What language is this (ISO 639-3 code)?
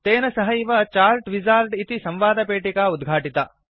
san